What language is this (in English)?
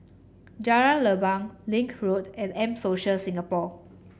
English